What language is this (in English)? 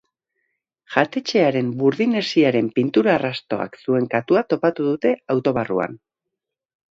Basque